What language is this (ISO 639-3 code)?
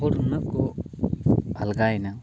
sat